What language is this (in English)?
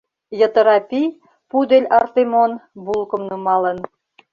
Mari